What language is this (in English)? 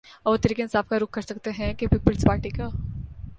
Urdu